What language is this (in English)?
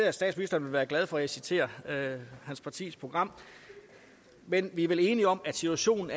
Danish